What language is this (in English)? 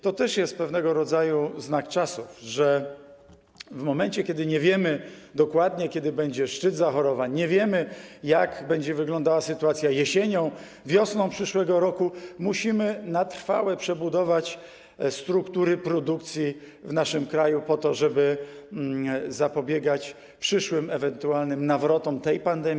Polish